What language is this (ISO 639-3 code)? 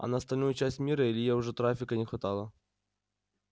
rus